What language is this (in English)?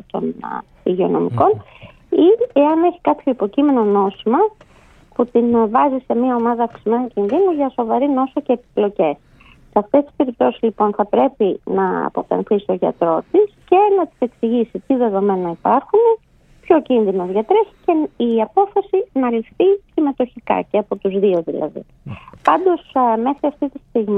Greek